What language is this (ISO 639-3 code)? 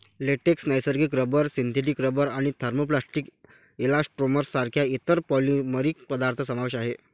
mar